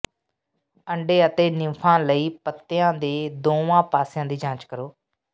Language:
Punjabi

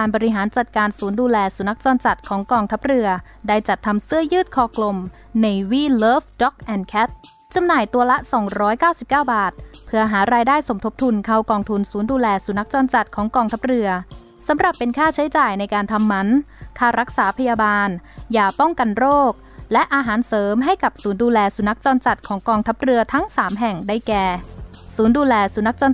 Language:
Thai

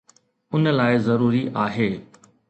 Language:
Sindhi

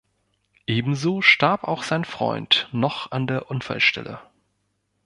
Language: German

